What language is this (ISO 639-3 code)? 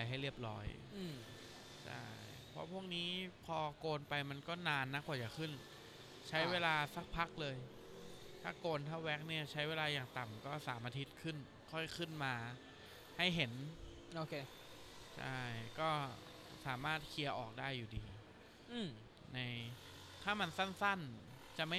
tha